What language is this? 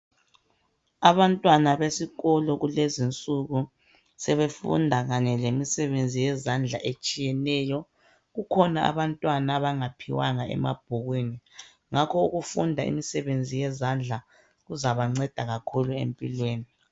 North Ndebele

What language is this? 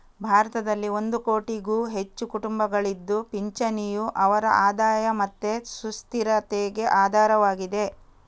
Kannada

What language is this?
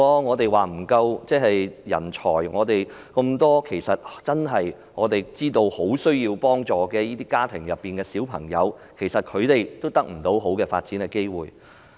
Cantonese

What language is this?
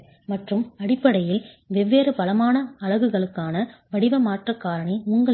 Tamil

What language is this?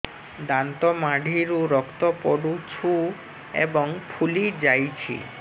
Odia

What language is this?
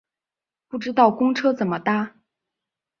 Chinese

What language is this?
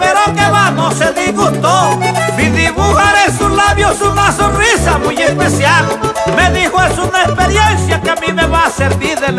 Spanish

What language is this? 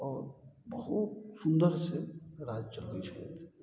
Maithili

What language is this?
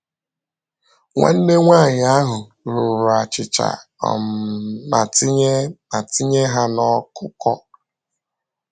Igbo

